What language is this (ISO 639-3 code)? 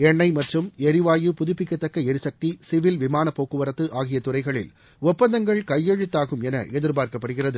tam